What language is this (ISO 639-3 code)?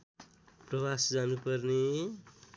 nep